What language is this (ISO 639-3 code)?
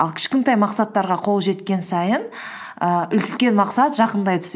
kaz